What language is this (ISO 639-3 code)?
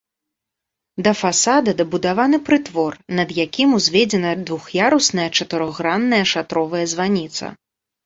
bel